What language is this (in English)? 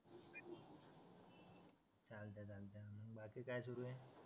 Marathi